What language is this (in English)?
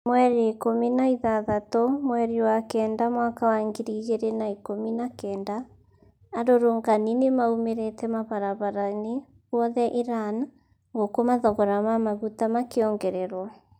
Kikuyu